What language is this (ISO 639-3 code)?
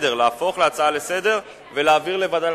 heb